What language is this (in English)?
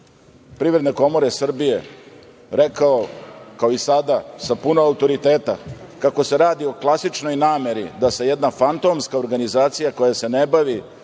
Serbian